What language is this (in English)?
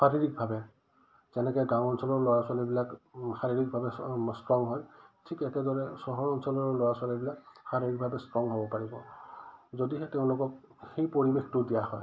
Assamese